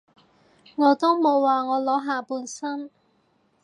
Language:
Cantonese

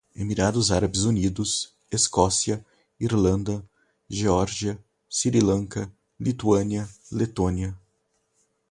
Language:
Portuguese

